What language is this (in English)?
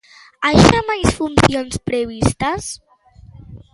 Galician